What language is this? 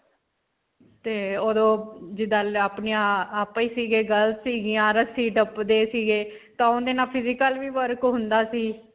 Punjabi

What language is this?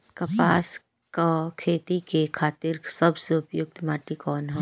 Bhojpuri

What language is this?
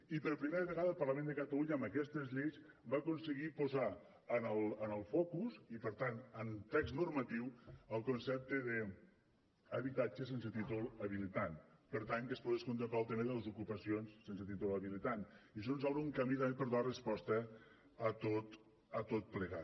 Catalan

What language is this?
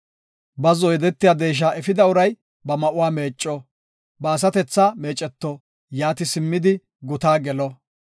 Gofa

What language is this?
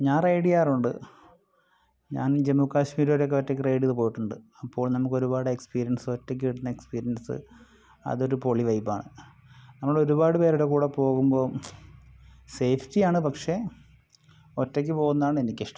Malayalam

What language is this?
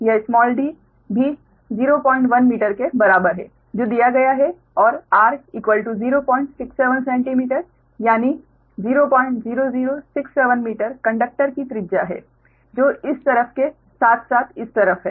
Hindi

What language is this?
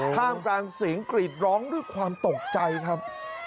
Thai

